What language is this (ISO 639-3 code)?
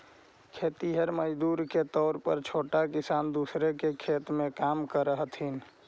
mag